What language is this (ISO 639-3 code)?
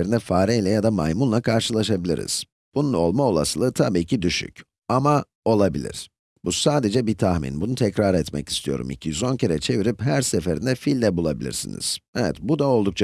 tur